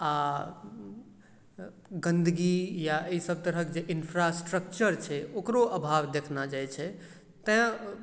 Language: Maithili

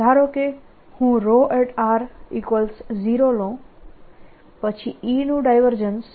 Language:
Gujarati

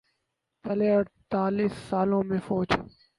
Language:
Urdu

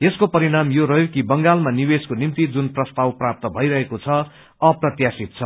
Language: Nepali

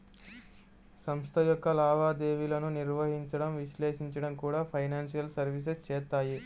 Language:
Telugu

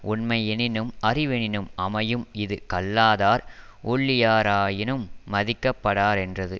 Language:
Tamil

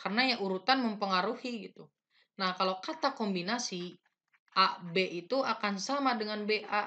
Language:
Indonesian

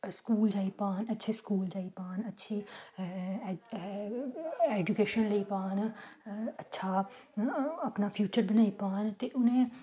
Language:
Dogri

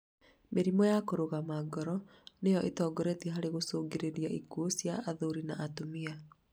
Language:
Kikuyu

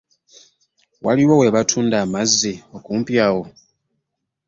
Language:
Ganda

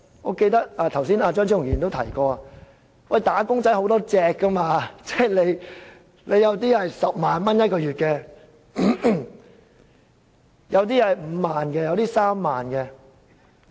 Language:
Cantonese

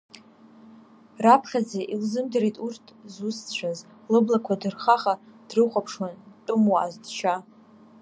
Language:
Abkhazian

